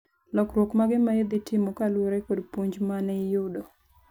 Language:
Luo (Kenya and Tanzania)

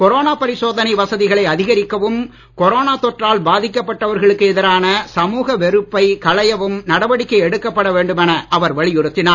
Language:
Tamil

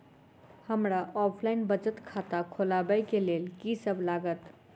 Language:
Maithili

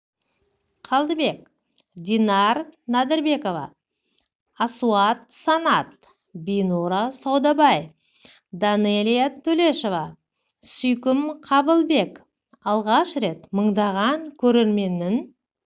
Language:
Kazakh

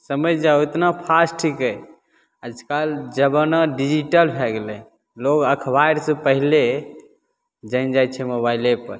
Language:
Maithili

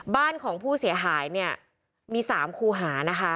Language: Thai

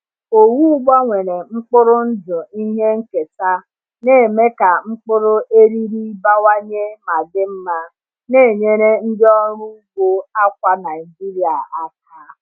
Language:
Igbo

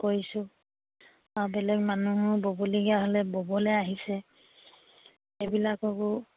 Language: Assamese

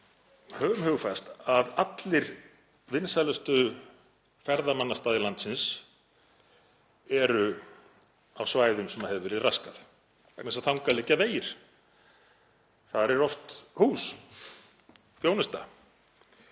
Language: Icelandic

